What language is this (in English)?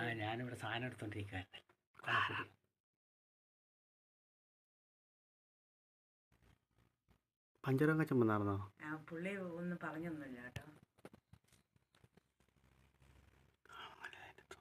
Malayalam